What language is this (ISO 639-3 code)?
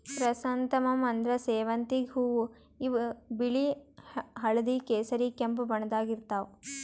kan